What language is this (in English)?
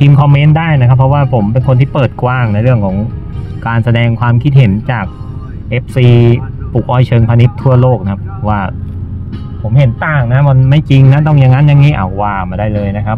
Thai